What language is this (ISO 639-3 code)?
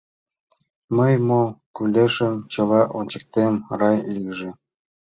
chm